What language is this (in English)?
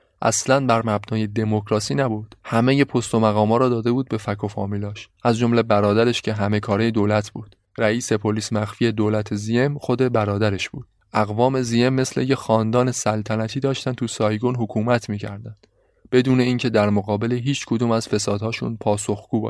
Persian